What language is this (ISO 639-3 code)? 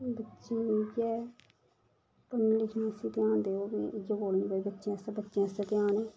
doi